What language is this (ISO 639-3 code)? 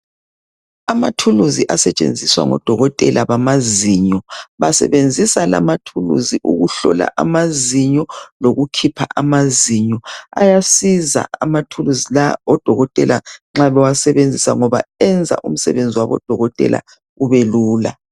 nde